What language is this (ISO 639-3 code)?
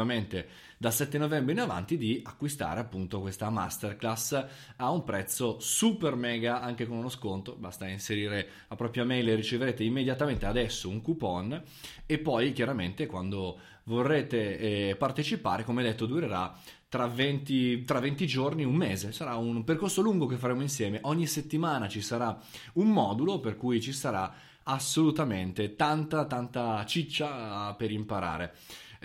ita